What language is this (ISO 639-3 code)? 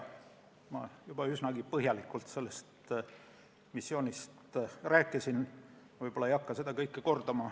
est